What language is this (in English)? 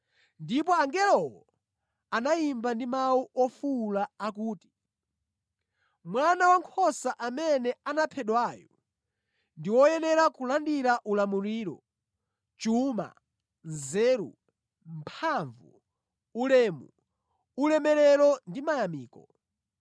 Nyanja